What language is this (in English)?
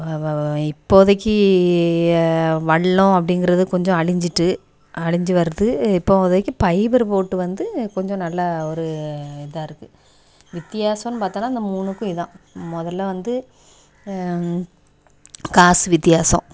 Tamil